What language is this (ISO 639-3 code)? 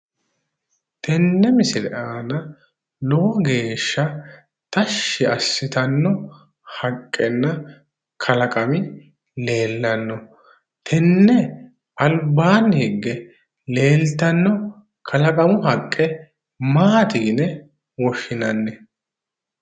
sid